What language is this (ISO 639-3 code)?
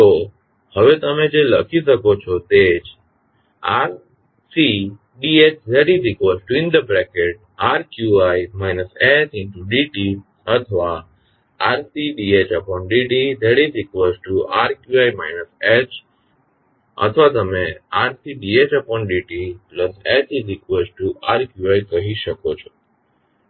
guj